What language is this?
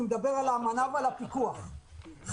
Hebrew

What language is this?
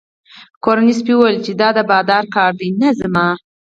Pashto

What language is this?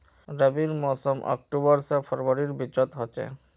Magahi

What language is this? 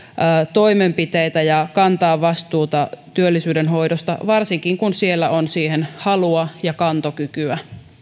Finnish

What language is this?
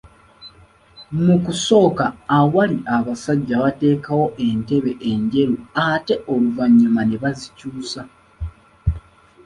Ganda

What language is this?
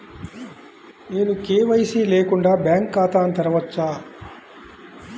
Telugu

